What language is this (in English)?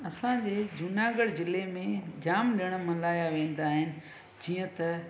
Sindhi